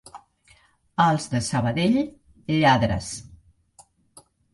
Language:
Catalan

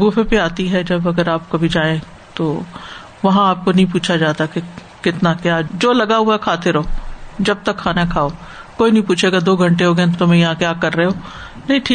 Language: Urdu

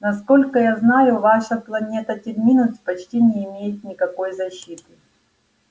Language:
Russian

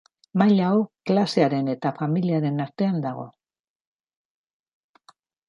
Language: Basque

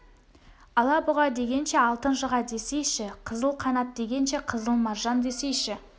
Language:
Kazakh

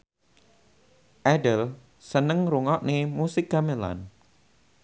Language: Javanese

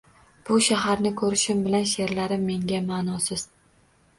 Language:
Uzbek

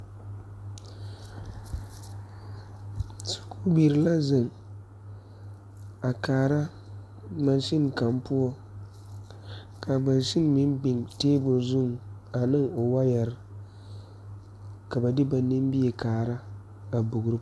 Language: Southern Dagaare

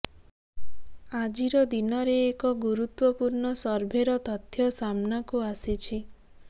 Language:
Odia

